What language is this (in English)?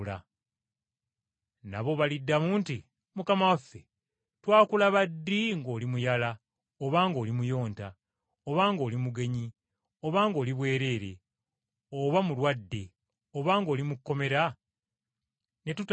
Ganda